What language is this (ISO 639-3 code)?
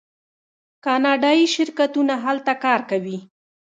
pus